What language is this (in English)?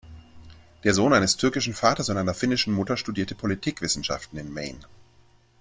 German